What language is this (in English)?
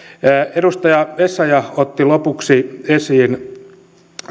Finnish